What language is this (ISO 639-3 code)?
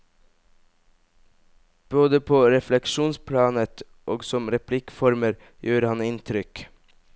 nor